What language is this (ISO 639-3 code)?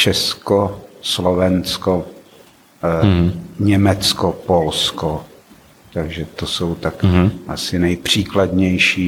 ces